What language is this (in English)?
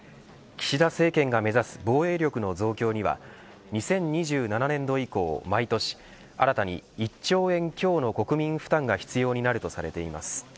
Japanese